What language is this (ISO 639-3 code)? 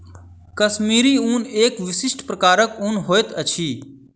mai